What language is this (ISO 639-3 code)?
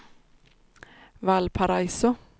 swe